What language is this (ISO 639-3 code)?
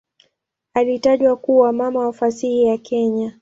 swa